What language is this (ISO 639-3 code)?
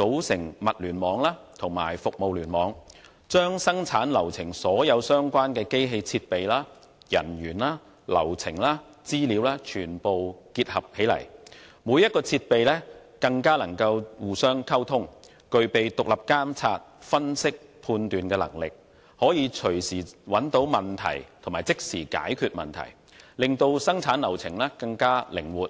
yue